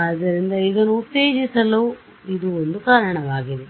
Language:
Kannada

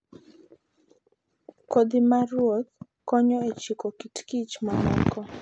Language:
Luo (Kenya and Tanzania)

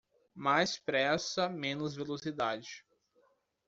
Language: Portuguese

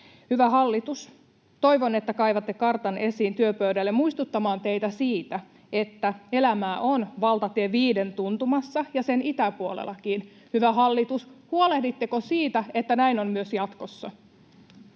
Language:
Finnish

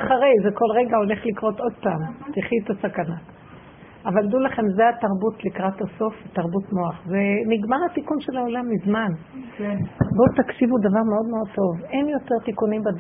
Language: Hebrew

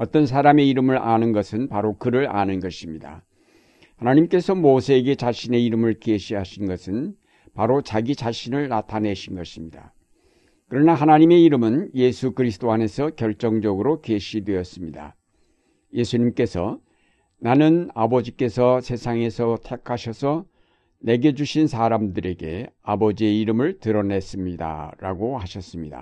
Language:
Korean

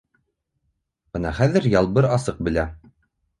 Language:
Bashkir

